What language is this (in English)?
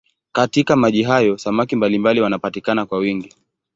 Swahili